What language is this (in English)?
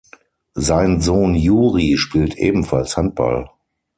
German